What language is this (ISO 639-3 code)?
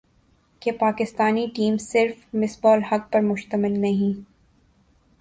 urd